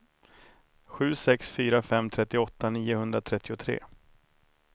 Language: Swedish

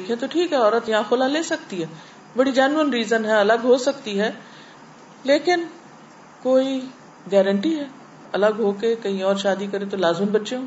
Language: Urdu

